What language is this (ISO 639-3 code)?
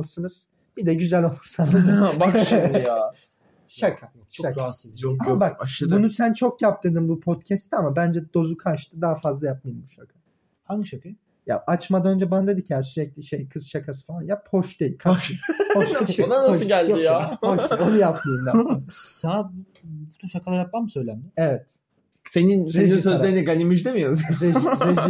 tur